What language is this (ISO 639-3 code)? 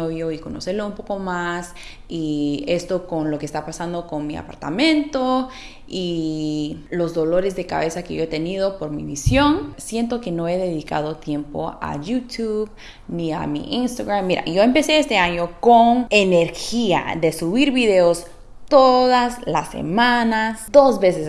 spa